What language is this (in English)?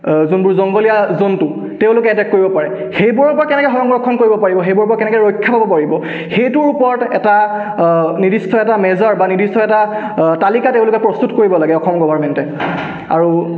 Assamese